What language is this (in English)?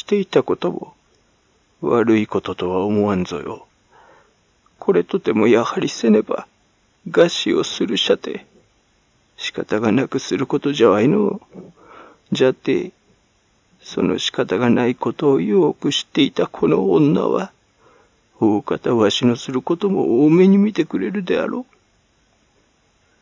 Japanese